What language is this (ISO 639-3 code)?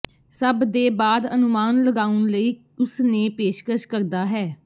pan